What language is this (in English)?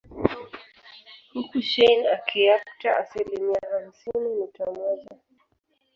Swahili